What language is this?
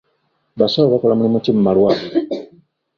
Ganda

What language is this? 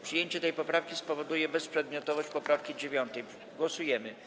Polish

